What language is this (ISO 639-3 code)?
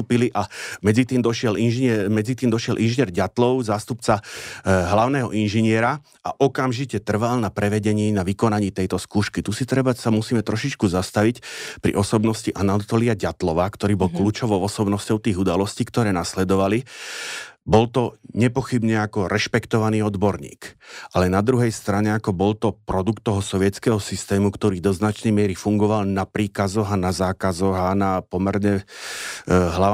slk